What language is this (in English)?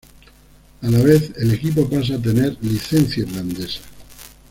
Spanish